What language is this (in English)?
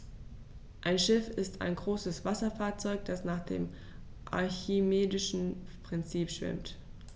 German